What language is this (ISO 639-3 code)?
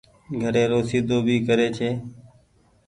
gig